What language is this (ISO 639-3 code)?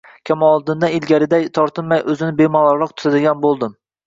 uzb